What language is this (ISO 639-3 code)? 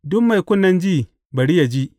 hau